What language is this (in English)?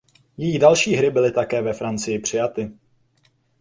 Czech